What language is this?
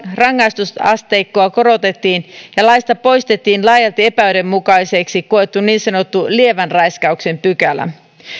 Finnish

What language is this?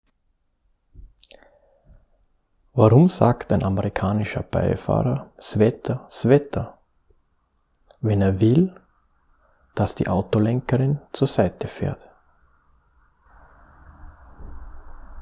German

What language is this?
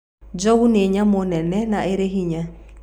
Kikuyu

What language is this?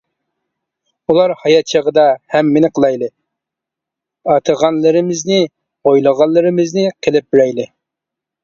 Uyghur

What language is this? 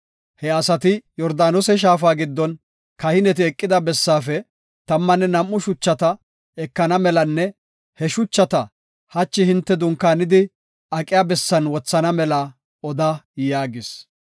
Gofa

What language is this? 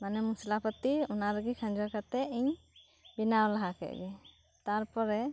Santali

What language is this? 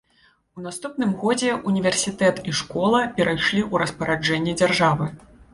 Belarusian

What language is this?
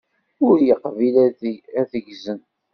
Kabyle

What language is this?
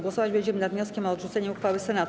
Polish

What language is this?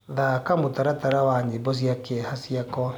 Kikuyu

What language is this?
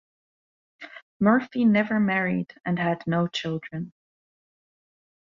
English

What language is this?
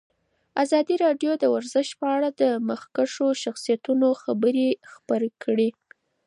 Pashto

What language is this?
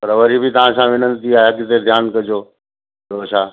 Sindhi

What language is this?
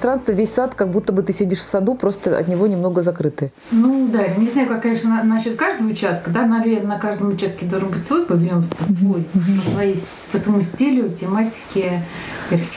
Russian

